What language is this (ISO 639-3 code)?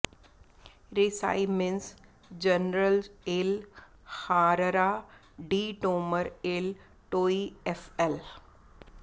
pan